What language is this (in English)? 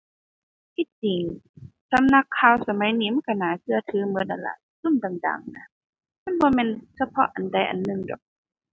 Thai